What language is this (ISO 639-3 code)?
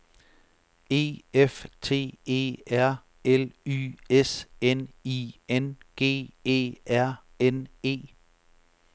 dan